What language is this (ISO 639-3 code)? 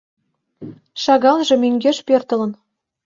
chm